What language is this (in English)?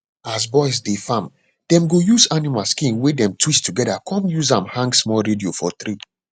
Nigerian Pidgin